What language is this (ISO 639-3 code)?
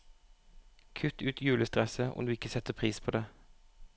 nor